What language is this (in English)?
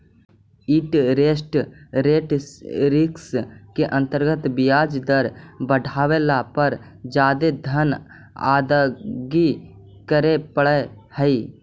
Magahi